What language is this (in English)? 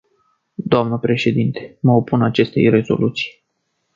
Romanian